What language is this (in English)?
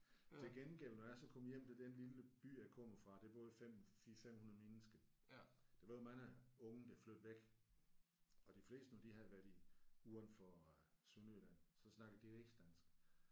Danish